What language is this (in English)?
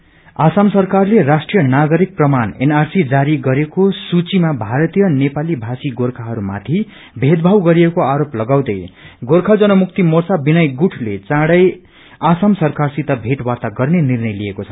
Nepali